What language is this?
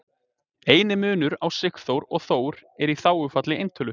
Icelandic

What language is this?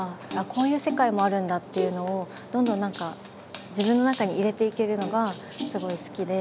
Japanese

